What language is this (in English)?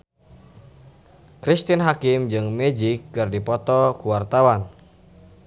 Sundanese